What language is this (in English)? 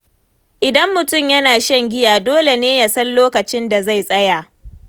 Hausa